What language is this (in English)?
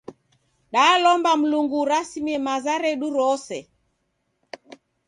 Taita